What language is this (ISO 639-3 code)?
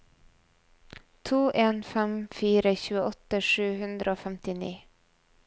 nor